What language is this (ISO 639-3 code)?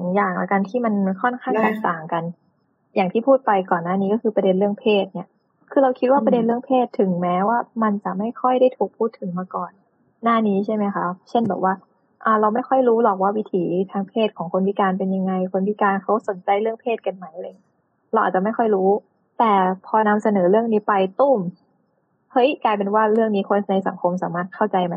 tha